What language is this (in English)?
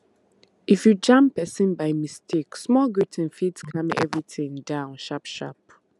Nigerian Pidgin